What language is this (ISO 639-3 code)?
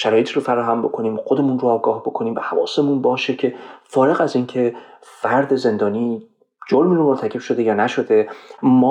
fas